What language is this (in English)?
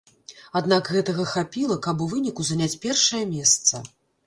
Belarusian